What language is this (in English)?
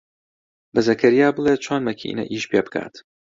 Central Kurdish